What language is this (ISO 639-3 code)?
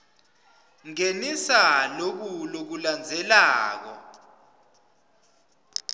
ssw